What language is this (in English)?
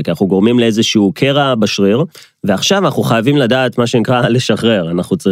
Hebrew